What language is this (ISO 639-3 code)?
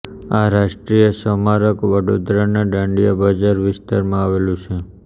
guj